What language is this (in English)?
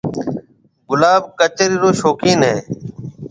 Marwari (Pakistan)